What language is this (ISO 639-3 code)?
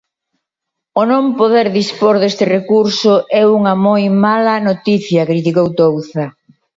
glg